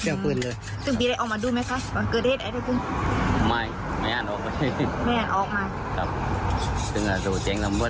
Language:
Thai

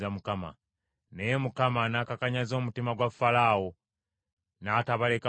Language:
Ganda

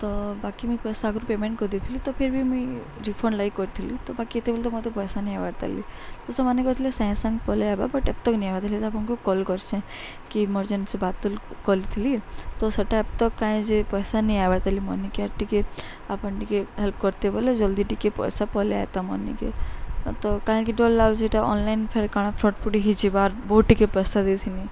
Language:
Odia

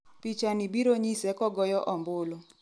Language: Luo (Kenya and Tanzania)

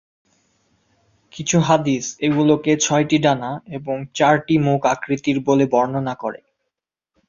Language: Bangla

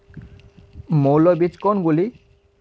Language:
Bangla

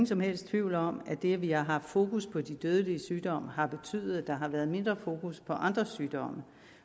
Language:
Danish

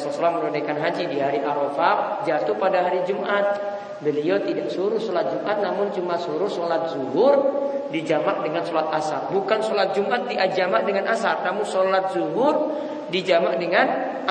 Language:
Indonesian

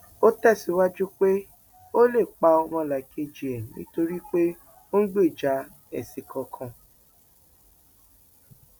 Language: Yoruba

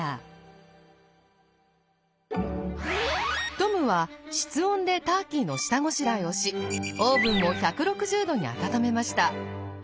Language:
Japanese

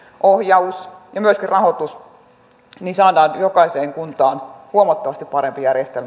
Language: Finnish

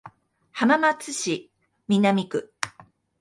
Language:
Japanese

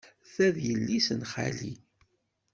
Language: Kabyle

